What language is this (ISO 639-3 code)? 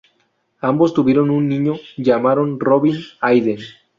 spa